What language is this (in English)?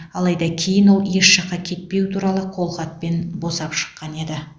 Kazakh